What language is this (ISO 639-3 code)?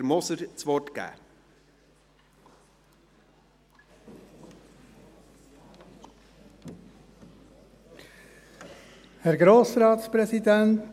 gsw